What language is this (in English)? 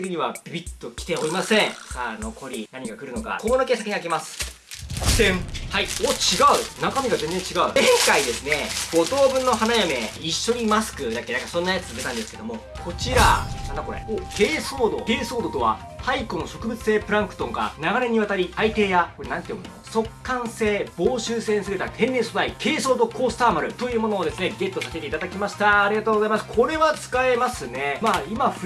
Japanese